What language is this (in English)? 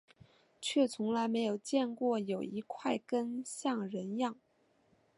Chinese